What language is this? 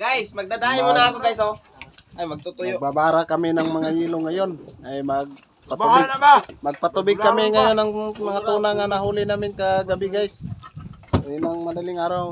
Indonesian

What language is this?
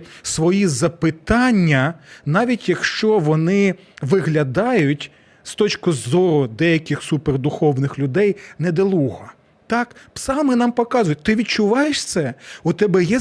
Ukrainian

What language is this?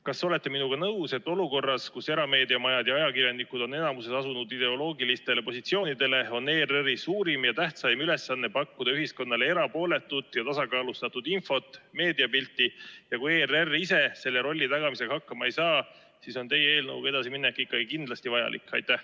Estonian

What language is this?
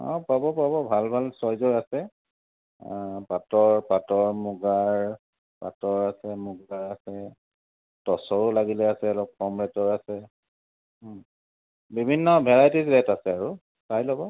Assamese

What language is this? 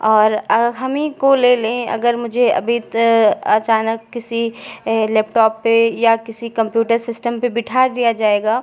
Hindi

